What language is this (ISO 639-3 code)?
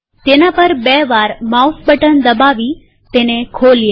guj